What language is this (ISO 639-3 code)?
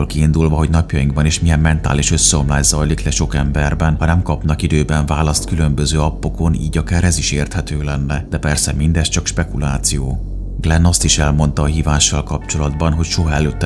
hun